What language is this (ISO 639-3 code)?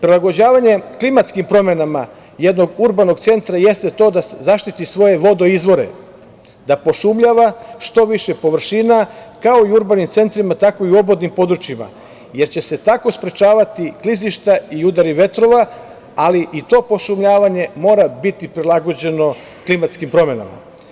srp